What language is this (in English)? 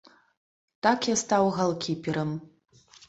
Belarusian